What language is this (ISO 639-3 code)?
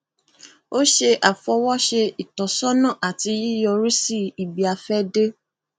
yor